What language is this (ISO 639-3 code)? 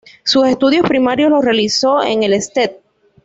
spa